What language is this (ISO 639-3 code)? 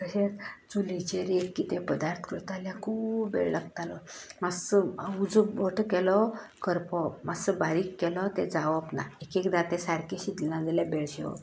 kok